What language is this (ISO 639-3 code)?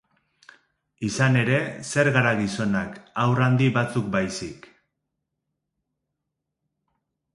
eus